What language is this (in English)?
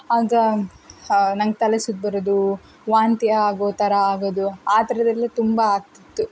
Kannada